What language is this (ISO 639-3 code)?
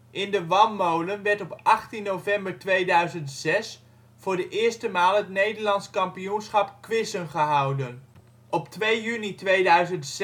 nld